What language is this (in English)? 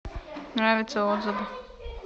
Russian